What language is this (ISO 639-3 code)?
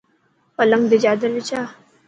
mki